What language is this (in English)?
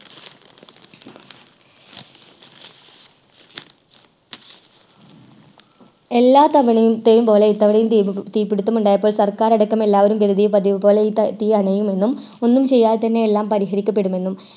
Malayalam